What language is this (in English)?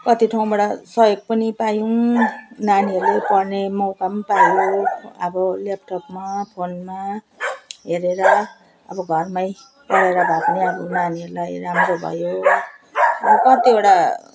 Nepali